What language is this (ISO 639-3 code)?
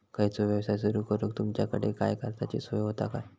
mar